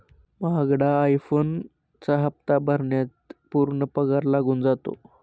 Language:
Marathi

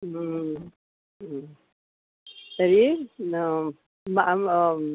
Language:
Sanskrit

